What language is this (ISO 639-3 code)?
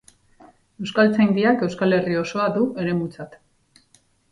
eus